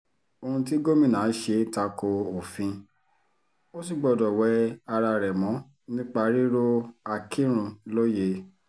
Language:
Yoruba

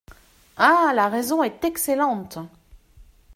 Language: French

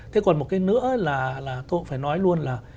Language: Vietnamese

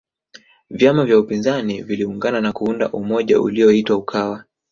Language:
Swahili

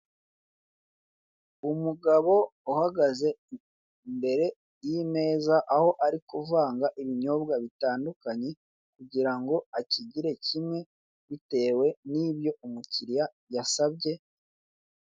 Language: Kinyarwanda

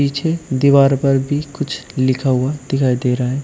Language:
Hindi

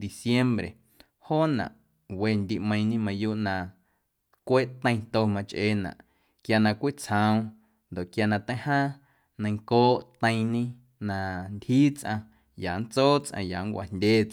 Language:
Guerrero Amuzgo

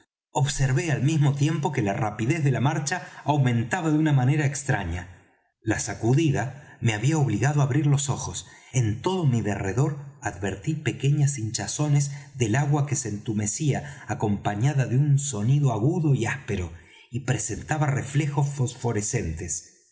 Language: Spanish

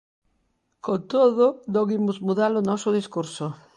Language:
Galician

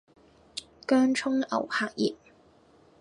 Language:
Cantonese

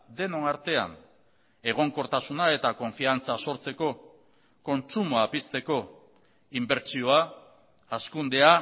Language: Basque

